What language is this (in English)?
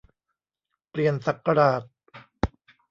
Thai